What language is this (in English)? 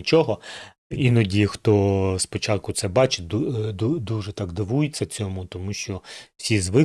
Ukrainian